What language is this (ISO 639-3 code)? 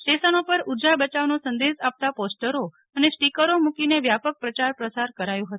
guj